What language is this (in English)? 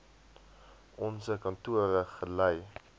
Afrikaans